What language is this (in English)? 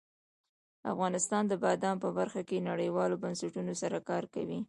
Pashto